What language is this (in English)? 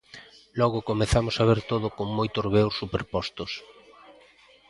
Galician